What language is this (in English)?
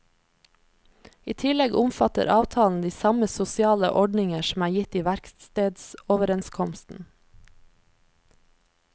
Norwegian